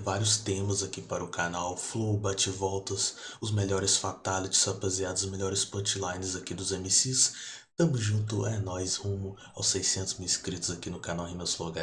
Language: Portuguese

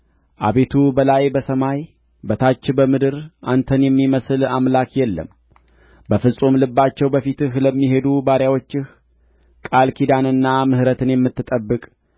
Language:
Amharic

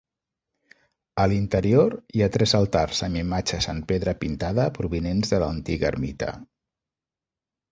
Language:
Catalan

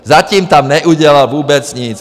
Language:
Czech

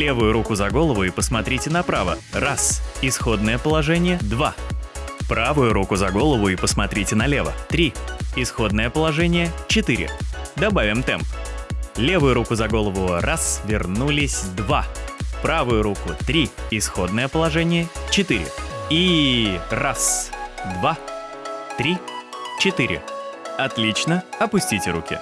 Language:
Russian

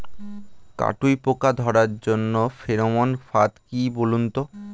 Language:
Bangla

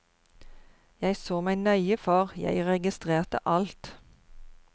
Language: Norwegian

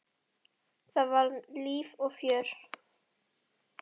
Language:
Icelandic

